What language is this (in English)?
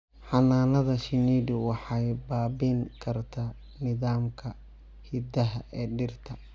Somali